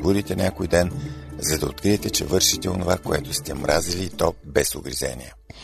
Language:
Bulgarian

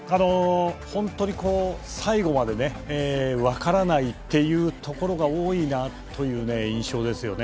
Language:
Japanese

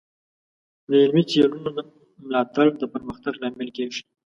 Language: Pashto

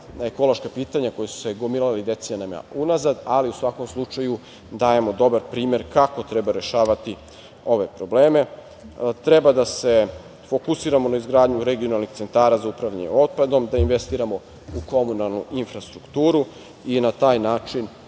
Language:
Serbian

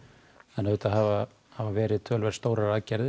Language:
Icelandic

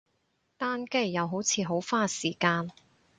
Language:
Cantonese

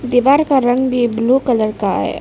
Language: Hindi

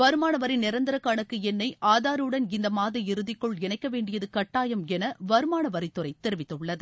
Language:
Tamil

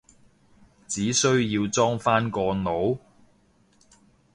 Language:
Cantonese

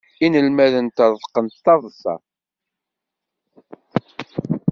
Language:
Kabyle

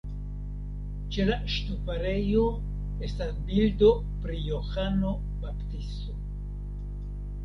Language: Esperanto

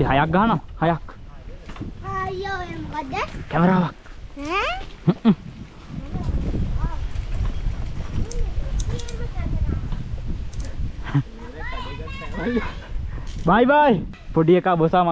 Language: Indonesian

